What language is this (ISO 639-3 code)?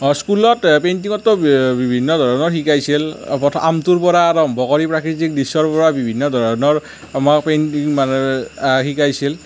asm